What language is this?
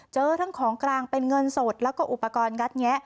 Thai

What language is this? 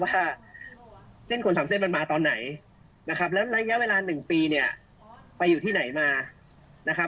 Thai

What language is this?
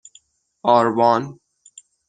Persian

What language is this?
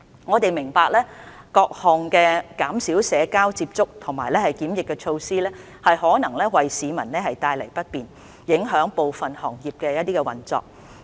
Cantonese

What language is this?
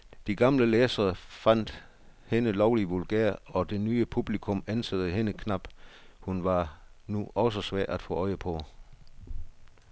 Danish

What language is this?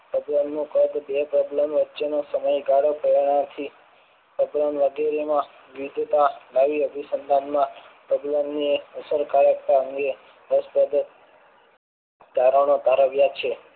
Gujarati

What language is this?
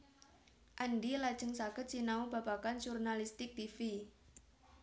Javanese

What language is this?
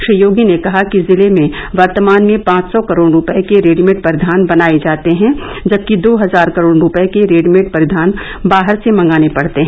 Hindi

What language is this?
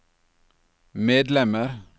Norwegian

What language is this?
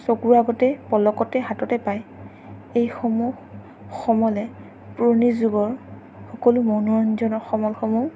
Assamese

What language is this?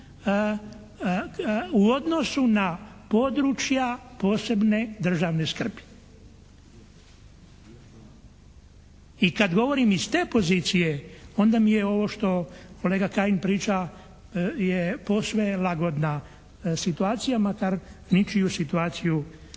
Croatian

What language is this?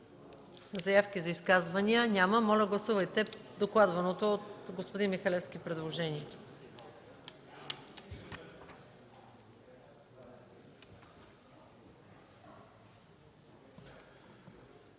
Bulgarian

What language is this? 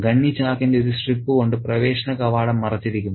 Malayalam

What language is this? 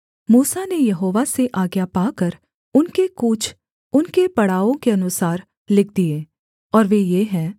Hindi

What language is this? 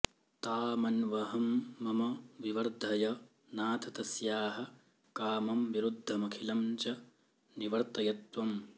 Sanskrit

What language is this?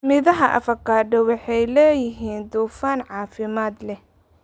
Somali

